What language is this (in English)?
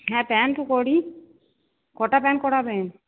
Bangla